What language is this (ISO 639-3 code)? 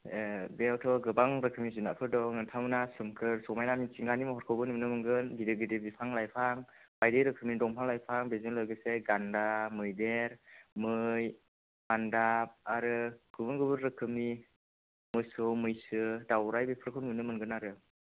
brx